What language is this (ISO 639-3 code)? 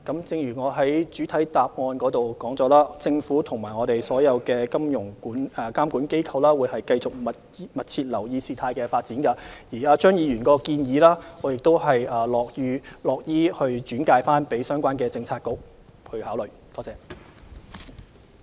yue